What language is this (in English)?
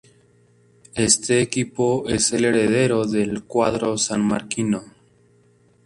Spanish